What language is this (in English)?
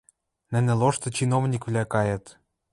Western Mari